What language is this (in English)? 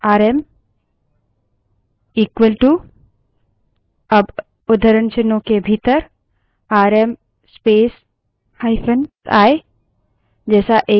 Hindi